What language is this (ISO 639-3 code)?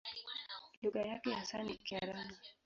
swa